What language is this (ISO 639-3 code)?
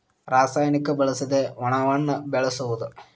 kan